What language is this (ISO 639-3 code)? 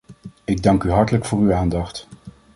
nld